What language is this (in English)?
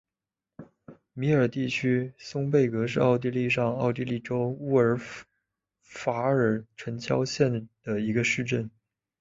Chinese